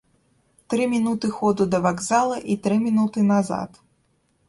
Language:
Belarusian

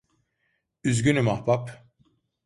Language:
Turkish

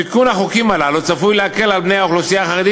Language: Hebrew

